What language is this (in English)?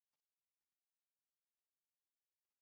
Chinese